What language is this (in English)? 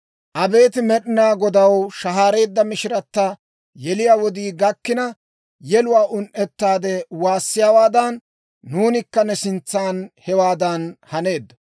Dawro